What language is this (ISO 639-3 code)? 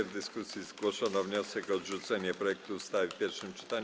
pol